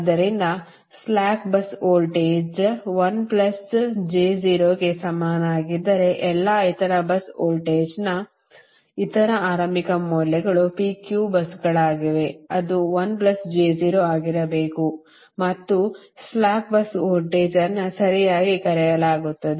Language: Kannada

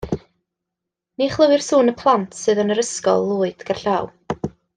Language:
Welsh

